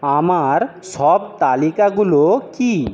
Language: Bangla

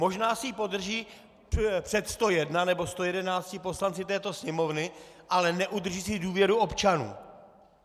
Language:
Czech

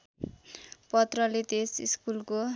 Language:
Nepali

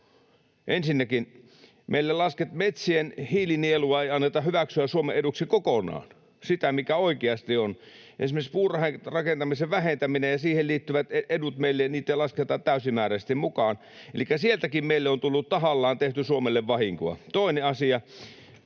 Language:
Finnish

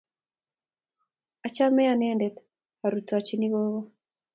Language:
Kalenjin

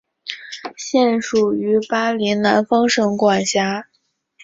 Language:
Chinese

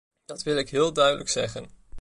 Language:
Dutch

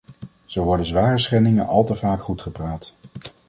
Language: Dutch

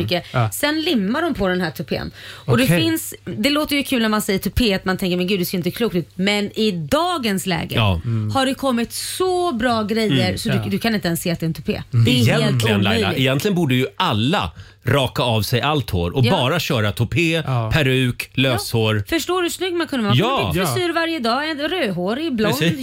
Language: Swedish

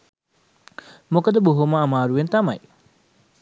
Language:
Sinhala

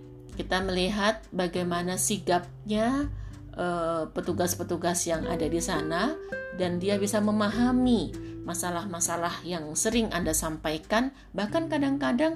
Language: Indonesian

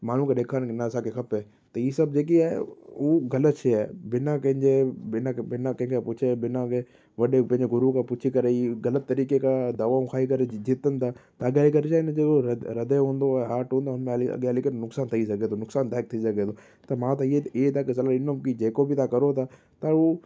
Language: Sindhi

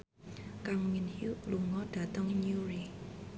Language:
Javanese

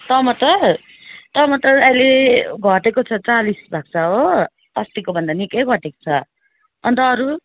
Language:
Nepali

